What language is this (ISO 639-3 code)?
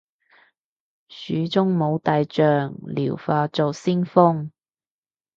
yue